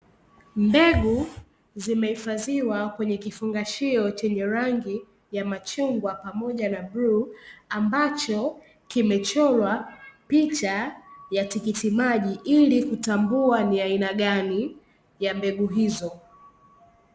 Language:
Swahili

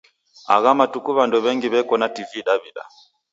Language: Taita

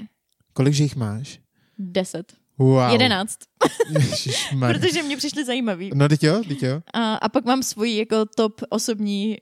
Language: Czech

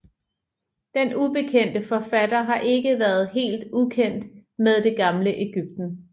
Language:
Danish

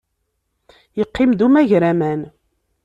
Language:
Kabyle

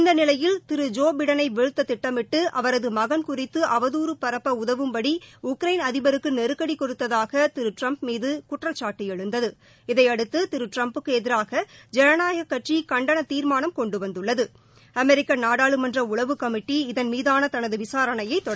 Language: Tamil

